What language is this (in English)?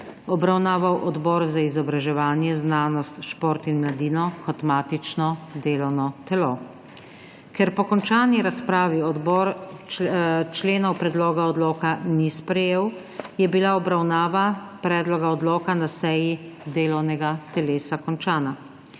Slovenian